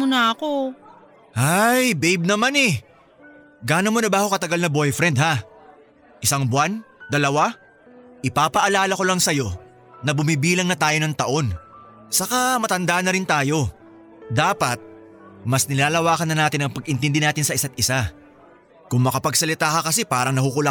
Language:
Filipino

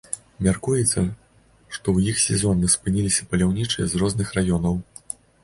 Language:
Belarusian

